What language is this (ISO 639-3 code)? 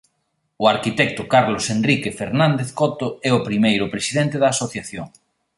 glg